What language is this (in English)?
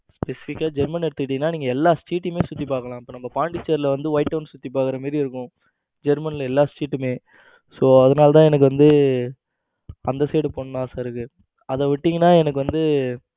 Tamil